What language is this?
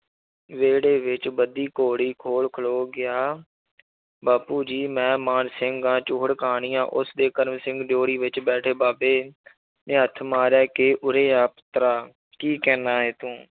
Punjabi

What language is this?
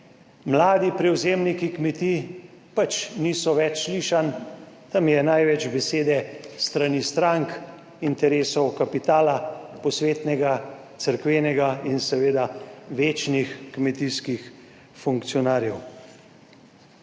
Slovenian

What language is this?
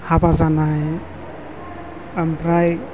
Bodo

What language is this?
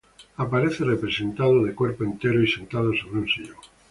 Spanish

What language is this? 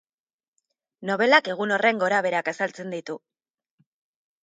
Basque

